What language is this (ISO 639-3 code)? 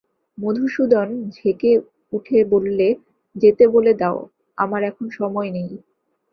ben